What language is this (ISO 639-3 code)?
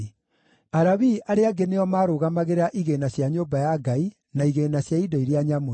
kik